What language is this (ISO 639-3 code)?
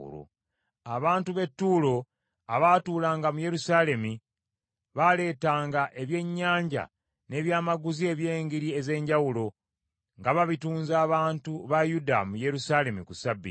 lug